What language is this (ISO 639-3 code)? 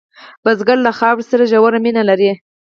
pus